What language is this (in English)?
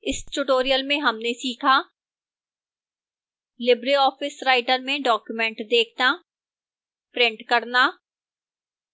Hindi